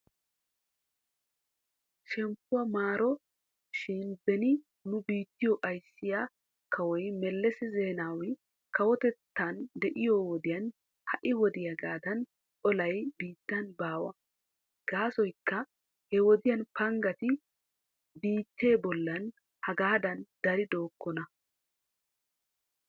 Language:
Wolaytta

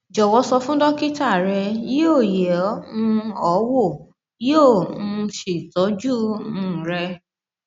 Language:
Yoruba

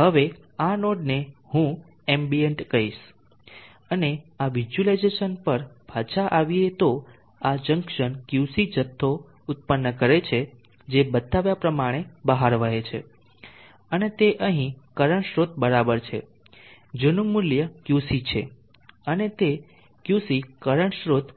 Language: Gujarati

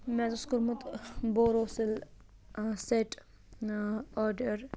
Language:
Kashmiri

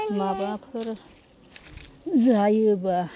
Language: Bodo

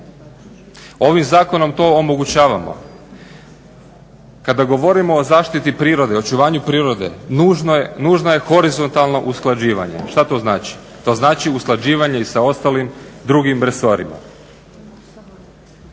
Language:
Croatian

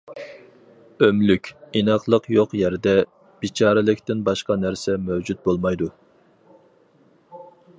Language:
Uyghur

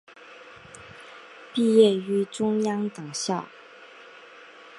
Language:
Chinese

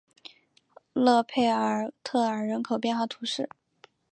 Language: Chinese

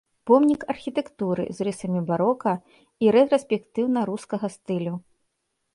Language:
Belarusian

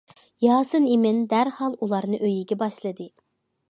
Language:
Uyghur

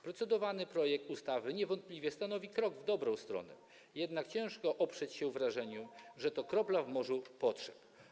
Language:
Polish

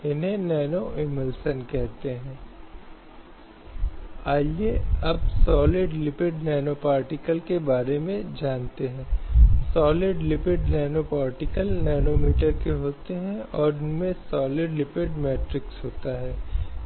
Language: Hindi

